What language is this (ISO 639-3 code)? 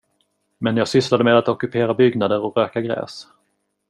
swe